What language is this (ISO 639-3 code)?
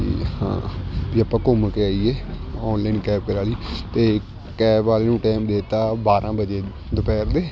pan